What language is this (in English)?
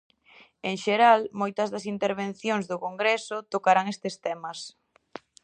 Galician